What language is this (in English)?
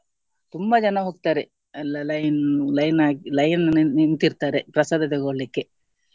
Kannada